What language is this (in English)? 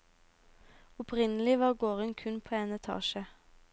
Norwegian